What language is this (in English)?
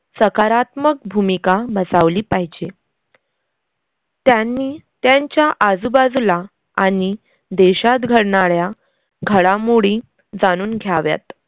Marathi